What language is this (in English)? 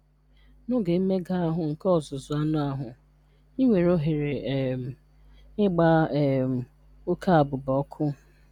Igbo